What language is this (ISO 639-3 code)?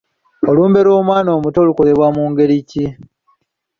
lug